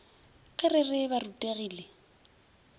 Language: Northern Sotho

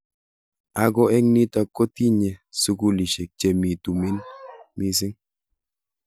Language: Kalenjin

